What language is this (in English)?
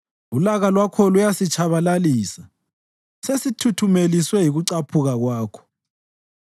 North Ndebele